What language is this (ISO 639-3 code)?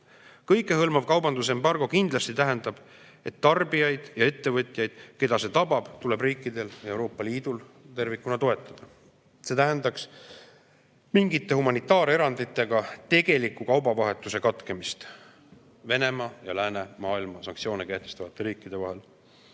est